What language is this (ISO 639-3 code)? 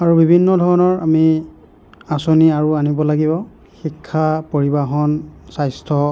asm